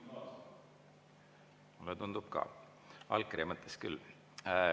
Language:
Estonian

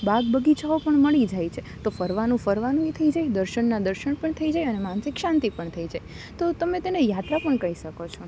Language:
Gujarati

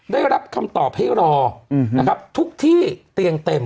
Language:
Thai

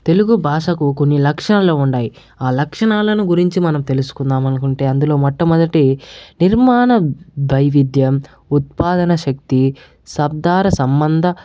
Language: Telugu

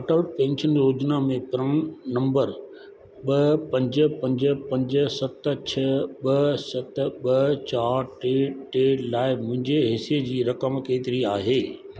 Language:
Sindhi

